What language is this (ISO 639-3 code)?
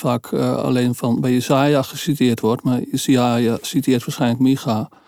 nld